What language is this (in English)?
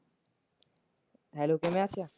Punjabi